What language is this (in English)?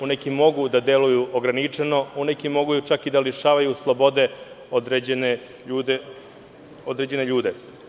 Serbian